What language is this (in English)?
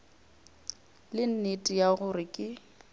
Northern Sotho